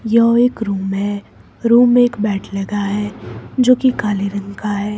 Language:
Hindi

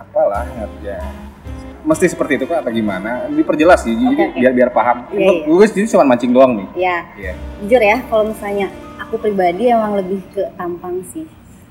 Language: Indonesian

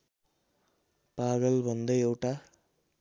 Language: Nepali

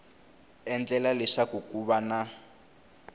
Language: Tsonga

